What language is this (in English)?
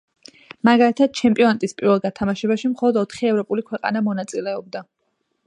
Georgian